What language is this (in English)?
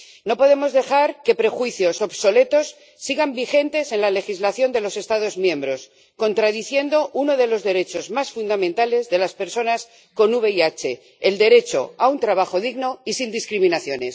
Spanish